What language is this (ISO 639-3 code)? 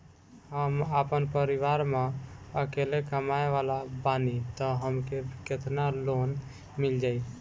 bho